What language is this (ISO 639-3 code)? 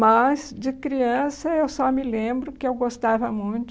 por